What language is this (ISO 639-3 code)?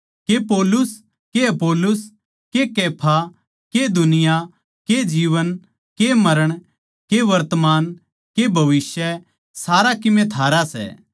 bgc